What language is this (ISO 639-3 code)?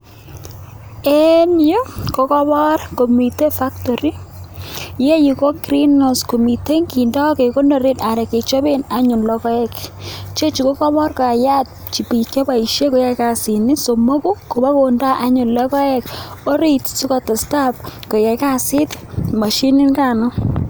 kln